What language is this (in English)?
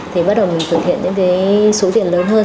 Vietnamese